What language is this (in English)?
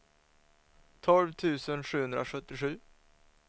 Swedish